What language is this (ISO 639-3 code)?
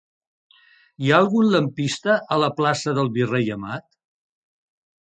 cat